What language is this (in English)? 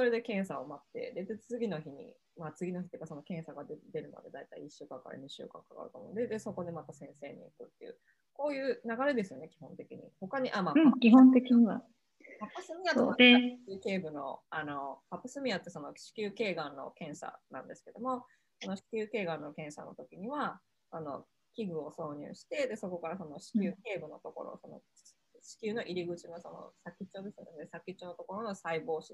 Japanese